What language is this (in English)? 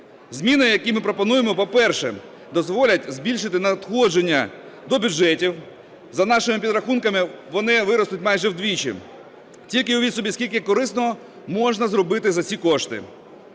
Ukrainian